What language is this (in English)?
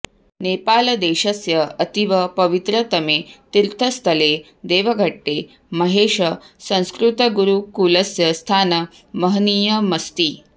Sanskrit